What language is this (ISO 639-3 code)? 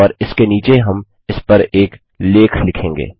hin